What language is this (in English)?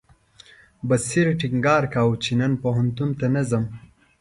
Pashto